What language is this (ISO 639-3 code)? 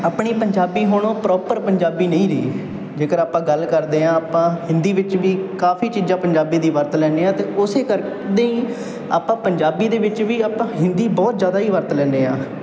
pan